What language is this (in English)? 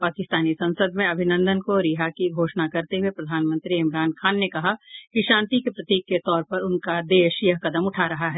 Hindi